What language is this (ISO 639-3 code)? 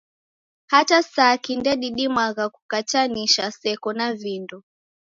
dav